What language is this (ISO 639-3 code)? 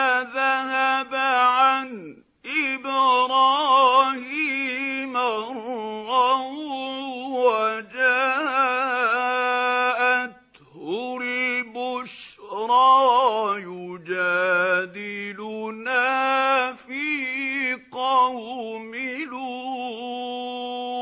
ara